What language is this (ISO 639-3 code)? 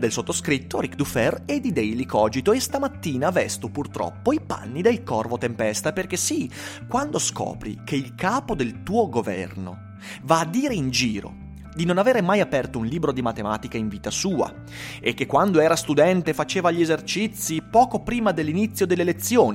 ita